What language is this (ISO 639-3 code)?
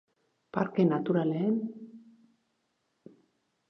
eus